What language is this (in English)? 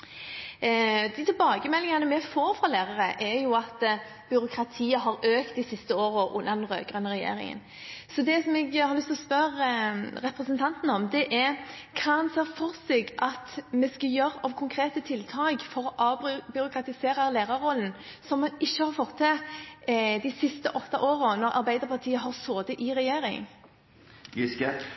Norwegian Bokmål